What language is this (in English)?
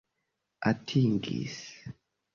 Esperanto